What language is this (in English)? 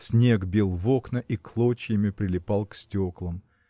Russian